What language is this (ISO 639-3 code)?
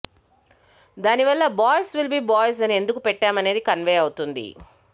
tel